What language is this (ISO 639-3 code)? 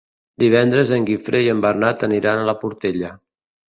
cat